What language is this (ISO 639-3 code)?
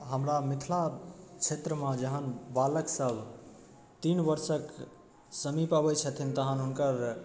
mai